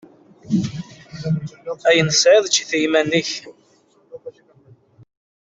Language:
Kabyle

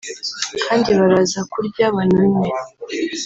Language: Kinyarwanda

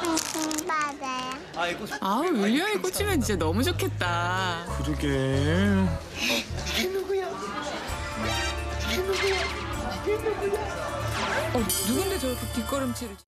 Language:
Korean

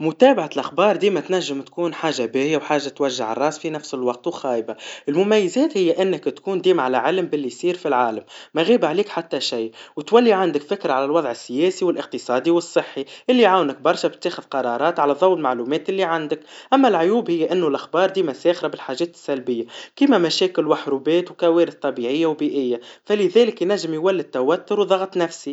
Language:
Tunisian Arabic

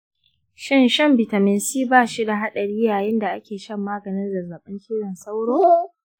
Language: Hausa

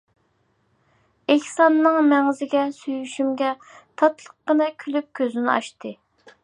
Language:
Uyghur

